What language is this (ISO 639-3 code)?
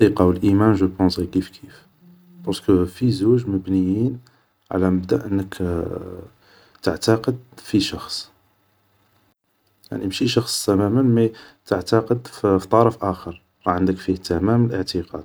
arq